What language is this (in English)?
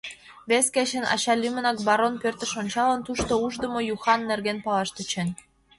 Mari